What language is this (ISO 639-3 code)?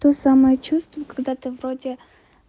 rus